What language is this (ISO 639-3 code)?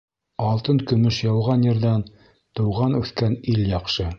bak